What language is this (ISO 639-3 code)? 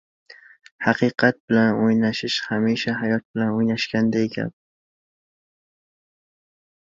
uzb